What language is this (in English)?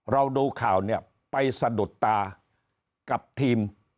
Thai